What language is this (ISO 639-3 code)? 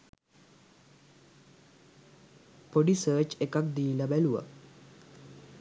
sin